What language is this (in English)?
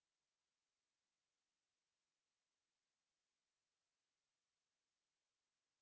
Fula